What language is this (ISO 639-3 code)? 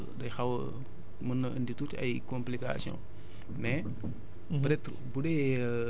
wol